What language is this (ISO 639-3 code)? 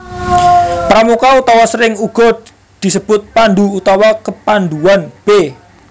jav